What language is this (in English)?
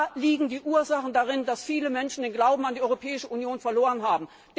German